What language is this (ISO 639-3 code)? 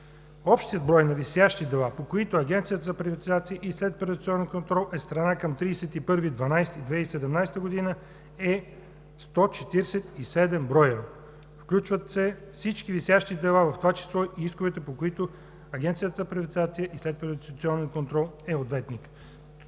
bul